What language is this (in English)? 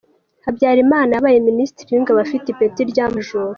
Kinyarwanda